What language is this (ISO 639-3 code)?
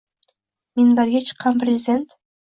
uzb